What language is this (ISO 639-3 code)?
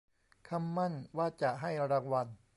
tha